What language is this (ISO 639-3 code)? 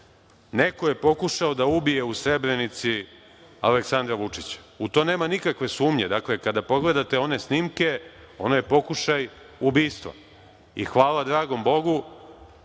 srp